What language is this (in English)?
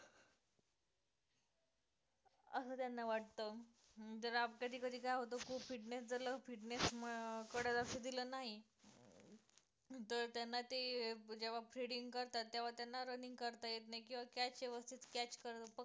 Marathi